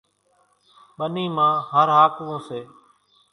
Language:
Kachi Koli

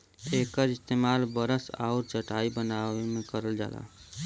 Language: Bhojpuri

